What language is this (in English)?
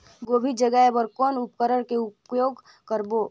Chhattisgarhi